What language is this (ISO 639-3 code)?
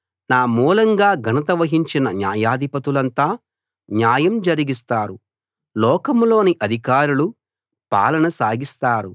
tel